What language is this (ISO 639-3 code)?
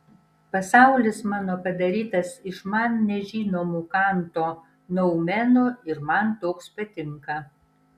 lit